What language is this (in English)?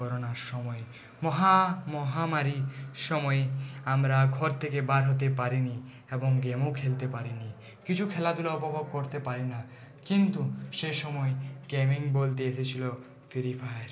Bangla